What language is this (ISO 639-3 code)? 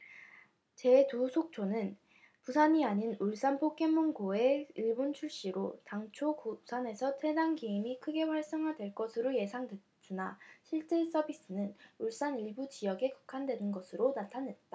kor